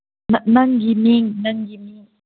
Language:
Manipuri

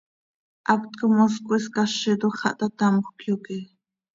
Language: Seri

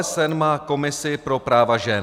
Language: Czech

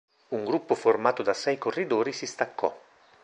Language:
Italian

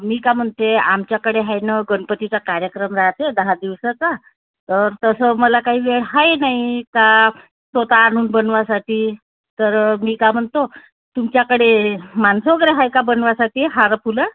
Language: Marathi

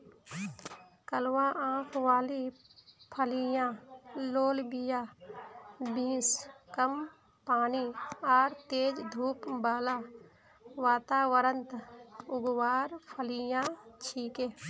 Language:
Magahi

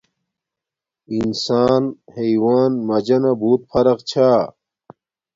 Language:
Domaaki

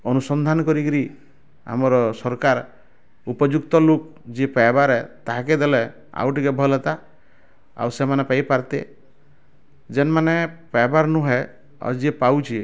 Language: Odia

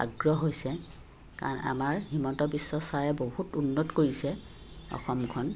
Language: Assamese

